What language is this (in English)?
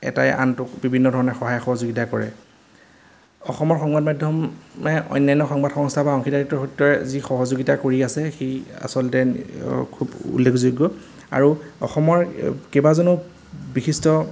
Assamese